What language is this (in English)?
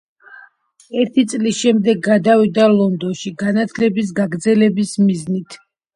Georgian